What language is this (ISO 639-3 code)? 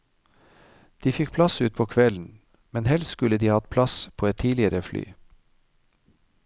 nor